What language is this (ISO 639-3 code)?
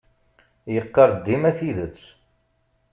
kab